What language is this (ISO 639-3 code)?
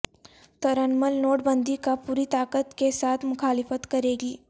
urd